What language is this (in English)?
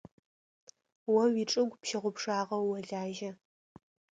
Adyghe